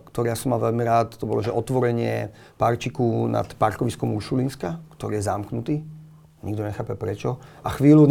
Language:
Slovak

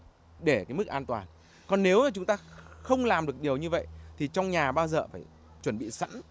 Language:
Vietnamese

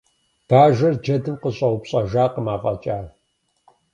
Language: Kabardian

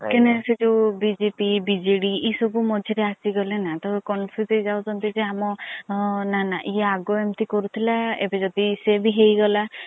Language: Odia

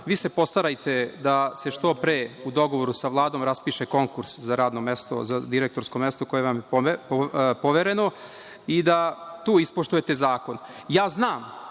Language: Serbian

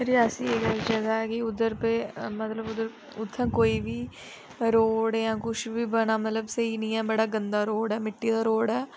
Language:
Dogri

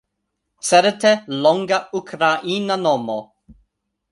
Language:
Esperanto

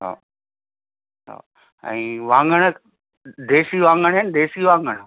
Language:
Sindhi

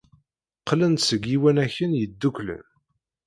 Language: Kabyle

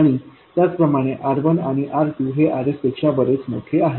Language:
Marathi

